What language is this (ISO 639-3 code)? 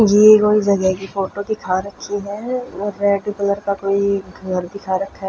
hin